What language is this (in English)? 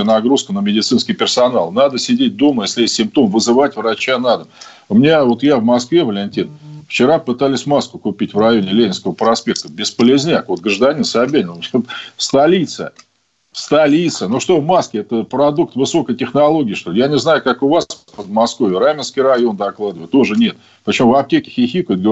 Russian